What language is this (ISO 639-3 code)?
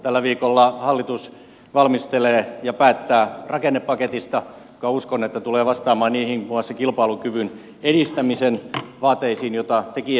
fin